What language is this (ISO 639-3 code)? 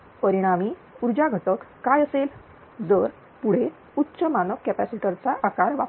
mar